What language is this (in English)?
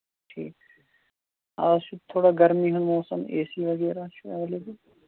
Kashmiri